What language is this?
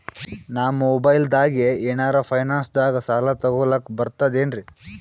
Kannada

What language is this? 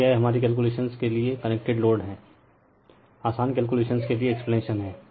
Hindi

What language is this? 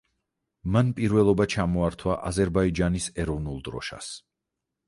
Georgian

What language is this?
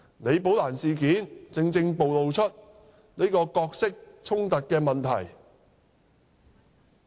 Cantonese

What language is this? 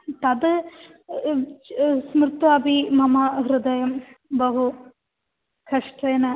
Sanskrit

